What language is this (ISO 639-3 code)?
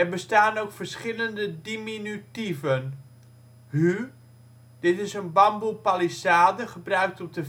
nld